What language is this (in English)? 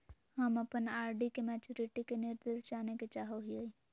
Magahi